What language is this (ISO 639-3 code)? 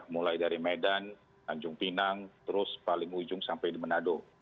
ind